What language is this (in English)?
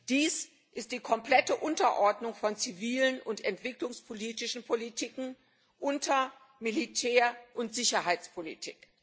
German